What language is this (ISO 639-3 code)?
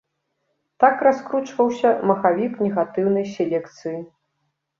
bel